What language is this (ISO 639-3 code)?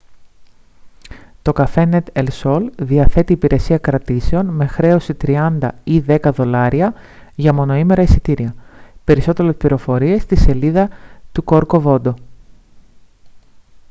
ell